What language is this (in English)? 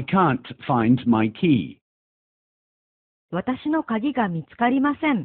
Japanese